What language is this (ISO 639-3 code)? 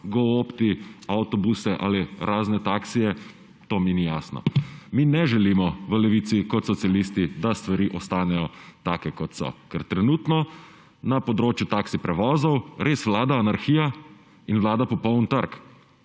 slv